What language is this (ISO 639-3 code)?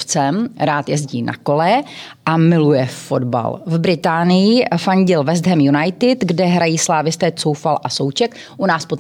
ces